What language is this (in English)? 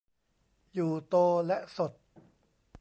Thai